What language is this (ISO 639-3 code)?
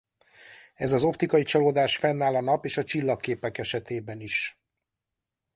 hun